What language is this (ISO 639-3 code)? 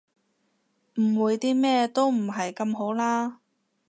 yue